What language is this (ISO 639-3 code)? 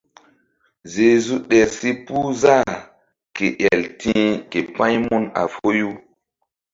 mdd